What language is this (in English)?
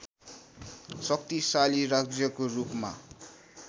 Nepali